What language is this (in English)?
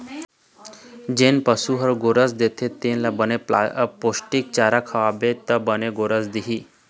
Chhattisgarhi